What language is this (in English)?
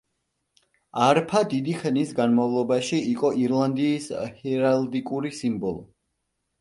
Georgian